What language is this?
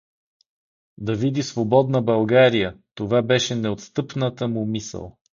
Bulgarian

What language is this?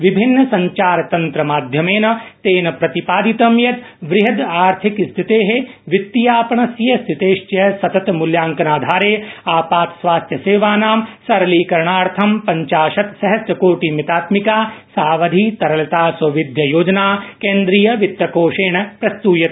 Sanskrit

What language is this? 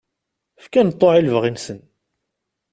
Kabyle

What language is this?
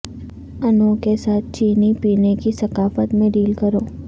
Urdu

